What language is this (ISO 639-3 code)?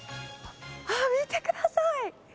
jpn